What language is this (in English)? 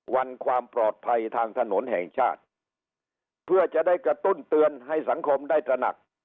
Thai